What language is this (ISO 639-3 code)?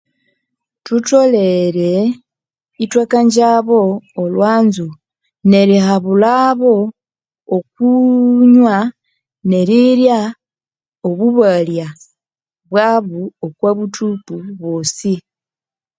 koo